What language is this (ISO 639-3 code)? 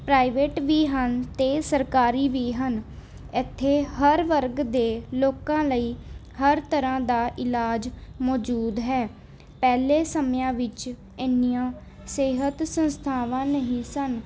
pan